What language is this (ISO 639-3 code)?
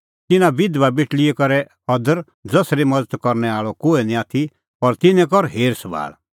kfx